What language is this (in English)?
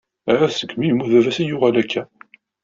Kabyle